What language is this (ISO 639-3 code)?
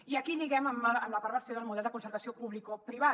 cat